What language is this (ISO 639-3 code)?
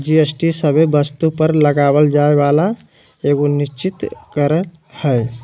mag